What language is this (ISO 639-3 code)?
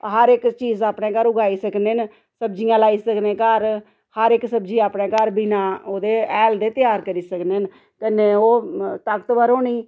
doi